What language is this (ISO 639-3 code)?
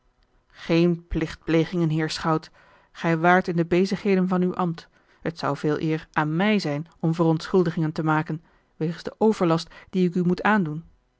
nld